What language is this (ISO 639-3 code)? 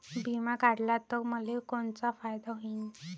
mar